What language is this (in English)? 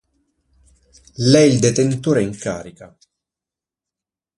Italian